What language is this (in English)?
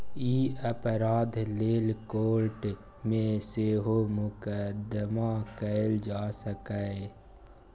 Maithili